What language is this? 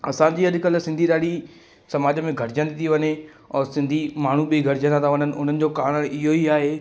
Sindhi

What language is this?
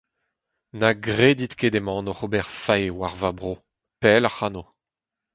Breton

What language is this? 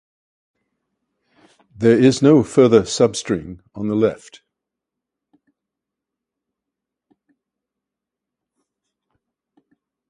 English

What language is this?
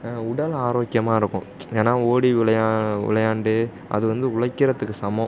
Tamil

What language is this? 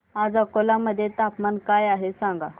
Marathi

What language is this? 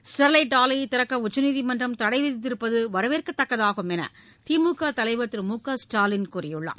Tamil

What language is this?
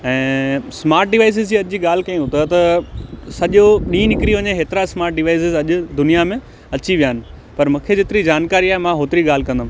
Sindhi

